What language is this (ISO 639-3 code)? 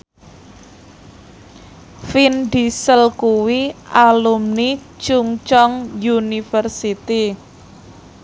jav